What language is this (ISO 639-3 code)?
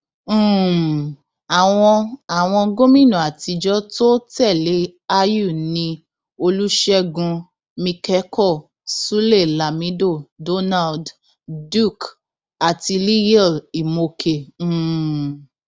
yor